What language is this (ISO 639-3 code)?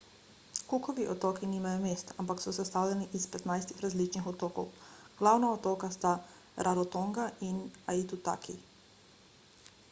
slv